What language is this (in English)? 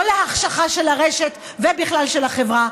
Hebrew